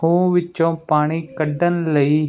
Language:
Punjabi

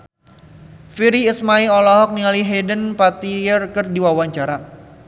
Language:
Sundanese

